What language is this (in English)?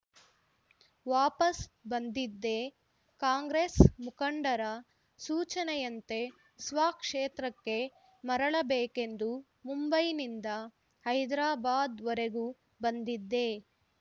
Kannada